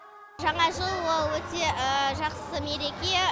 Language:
Kazakh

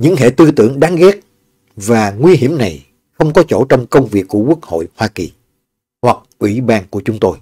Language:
Vietnamese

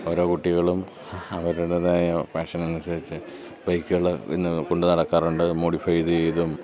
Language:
Malayalam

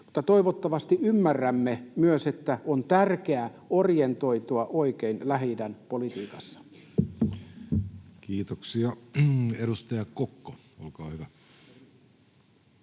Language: Finnish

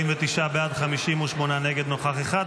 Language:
Hebrew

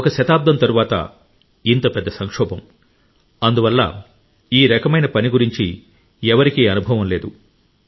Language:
Telugu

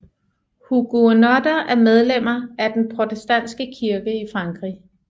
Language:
Danish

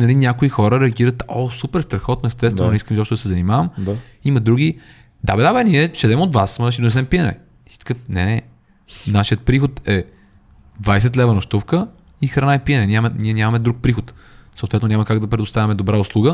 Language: Bulgarian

